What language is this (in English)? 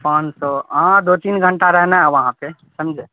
Urdu